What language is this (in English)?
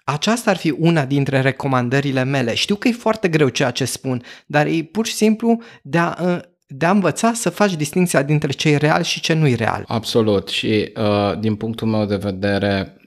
Romanian